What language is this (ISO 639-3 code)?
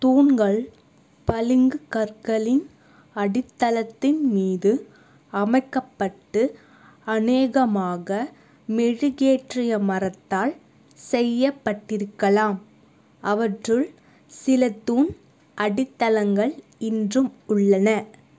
tam